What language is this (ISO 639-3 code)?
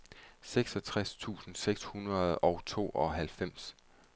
dan